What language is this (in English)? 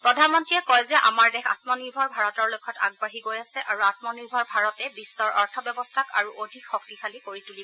Assamese